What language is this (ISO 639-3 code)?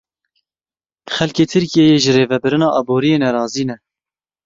kur